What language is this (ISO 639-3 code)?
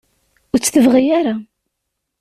kab